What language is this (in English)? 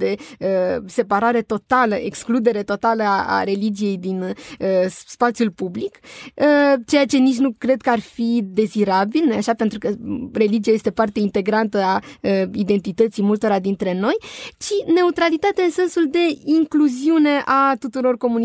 Romanian